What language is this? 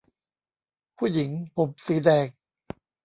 Thai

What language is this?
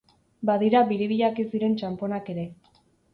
Basque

